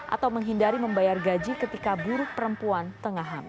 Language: Indonesian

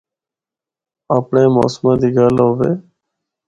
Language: Northern Hindko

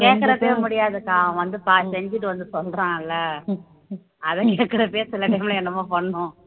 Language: Tamil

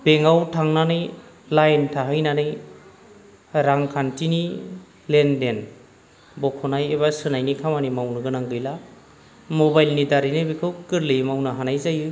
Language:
Bodo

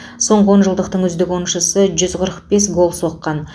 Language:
Kazakh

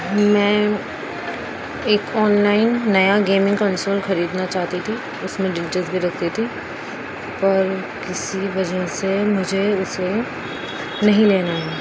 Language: Urdu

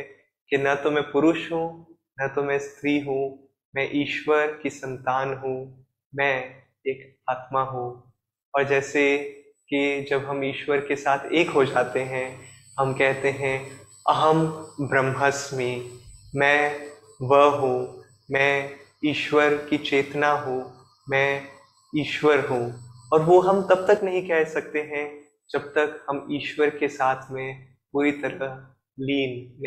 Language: Hindi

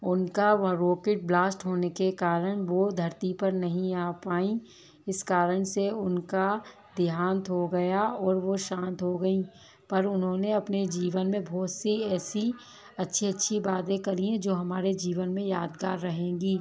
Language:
Hindi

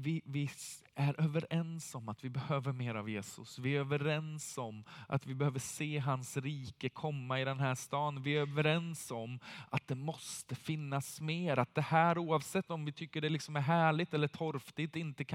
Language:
Swedish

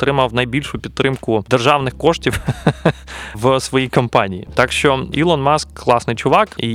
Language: Ukrainian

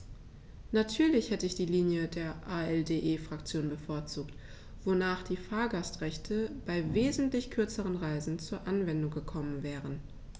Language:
German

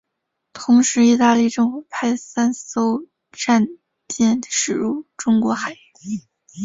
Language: Chinese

